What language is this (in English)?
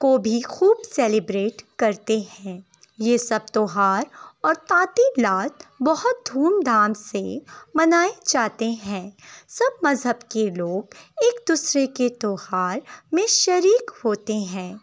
Urdu